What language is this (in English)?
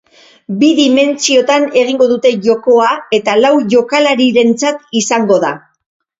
Basque